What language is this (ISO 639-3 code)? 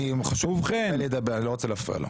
heb